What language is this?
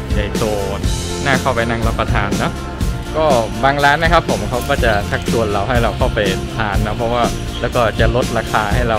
Thai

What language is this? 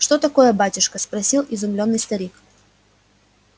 Russian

